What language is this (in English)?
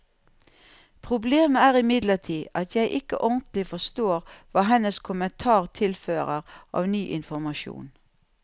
Norwegian